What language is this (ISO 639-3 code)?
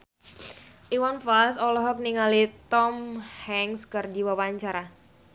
sun